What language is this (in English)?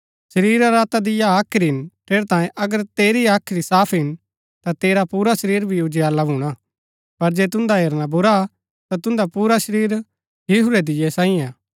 Gaddi